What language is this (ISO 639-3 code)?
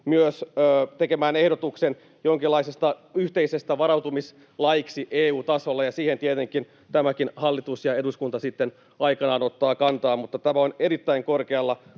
fin